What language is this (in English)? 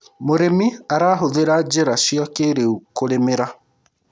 Kikuyu